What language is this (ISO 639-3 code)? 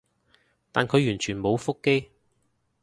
yue